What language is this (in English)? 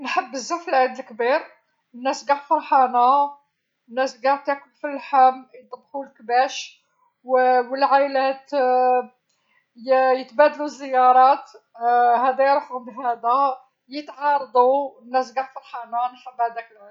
Algerian Arabic